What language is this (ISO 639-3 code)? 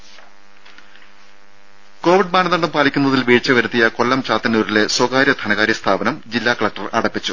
mal